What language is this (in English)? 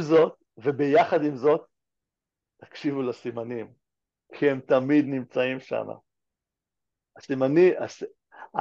Hebrew